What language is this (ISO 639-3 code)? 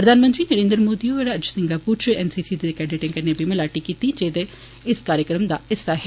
doi